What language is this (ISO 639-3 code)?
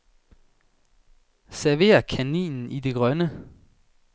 dan